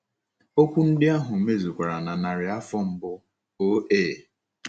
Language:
Igbo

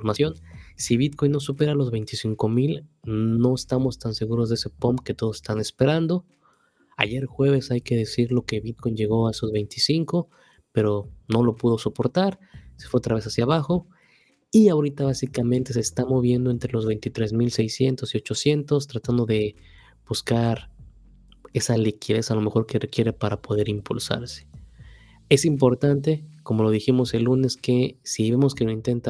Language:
Spanish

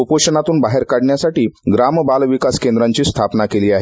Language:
Marathi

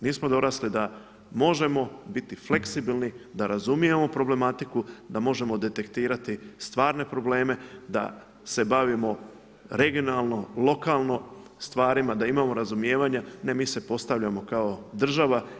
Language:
Croatian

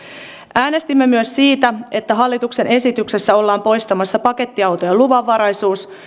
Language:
Finnish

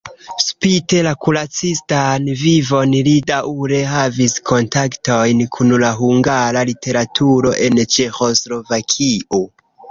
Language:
Esperanto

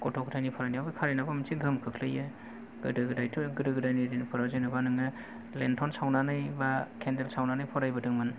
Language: Bodo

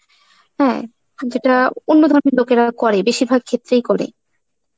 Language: Bangla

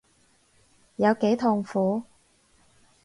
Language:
Cantonese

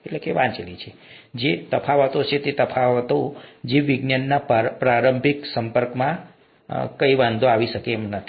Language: Gujarati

